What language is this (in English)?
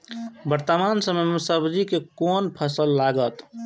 Maithili